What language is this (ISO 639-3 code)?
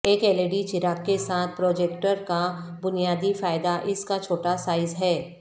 urd